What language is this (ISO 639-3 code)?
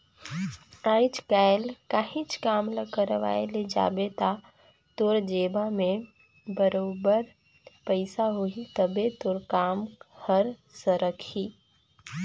hne